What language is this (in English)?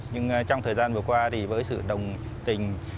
Vietnamese